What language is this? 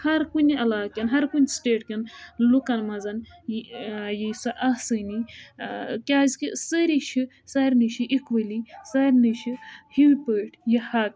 Kashmiri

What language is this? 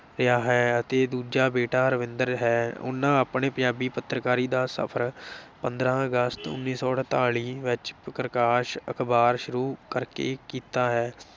Punjabi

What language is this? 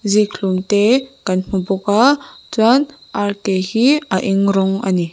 Mizo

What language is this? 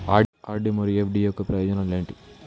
Telugu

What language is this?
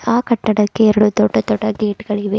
Kannada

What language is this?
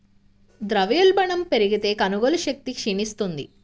Telugu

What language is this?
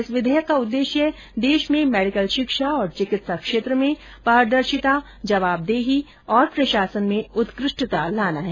Hindi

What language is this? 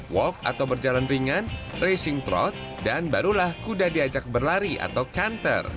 Indonesian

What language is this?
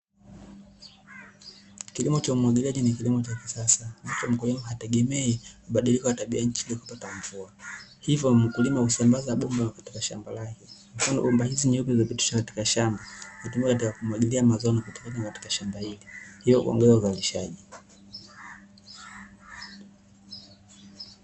Swahili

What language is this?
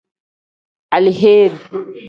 Tem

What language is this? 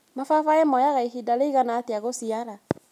Kikuyu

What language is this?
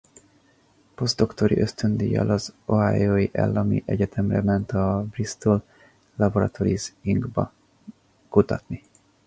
Hungarian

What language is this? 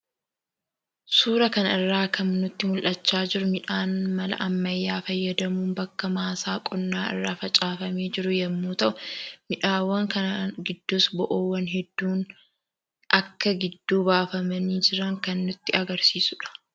Oromo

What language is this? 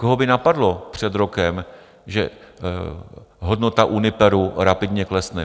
Czech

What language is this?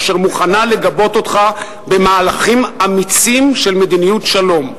Hebrew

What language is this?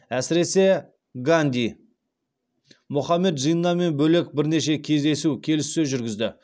Kazakh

